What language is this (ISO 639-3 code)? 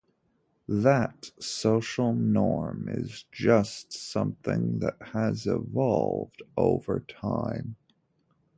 eng